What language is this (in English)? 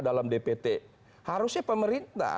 Indonesian